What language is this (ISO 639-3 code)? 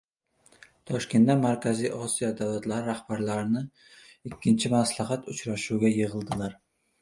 uzb